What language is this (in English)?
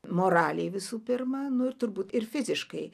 Lithuanian